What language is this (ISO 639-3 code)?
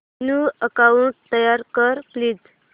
mar